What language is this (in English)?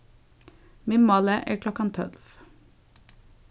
Faroese